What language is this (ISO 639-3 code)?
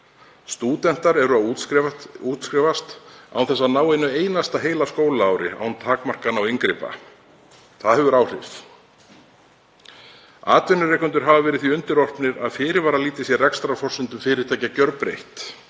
isl